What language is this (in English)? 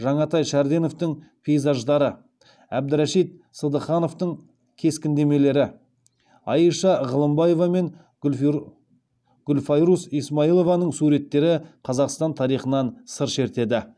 Kazakh